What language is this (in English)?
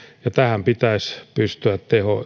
Finnish